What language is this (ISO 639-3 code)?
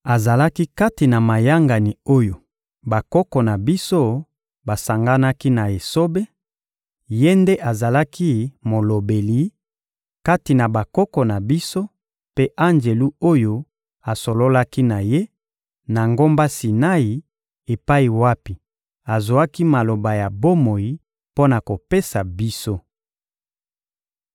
lin